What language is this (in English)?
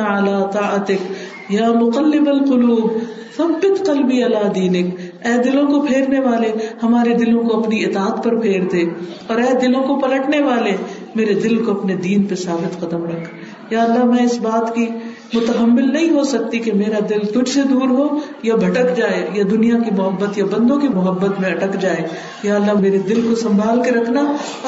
Urdu